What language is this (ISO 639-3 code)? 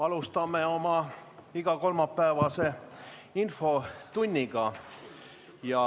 est